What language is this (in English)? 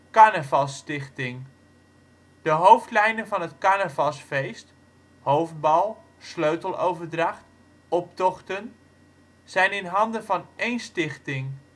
Dutch